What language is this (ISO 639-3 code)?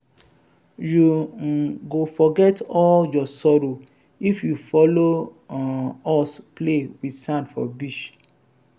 pcm